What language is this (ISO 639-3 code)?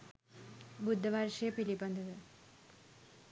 sin